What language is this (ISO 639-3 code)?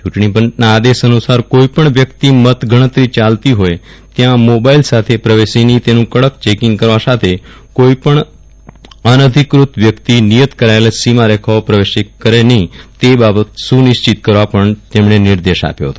guj